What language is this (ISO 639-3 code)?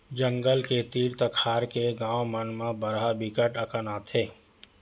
hne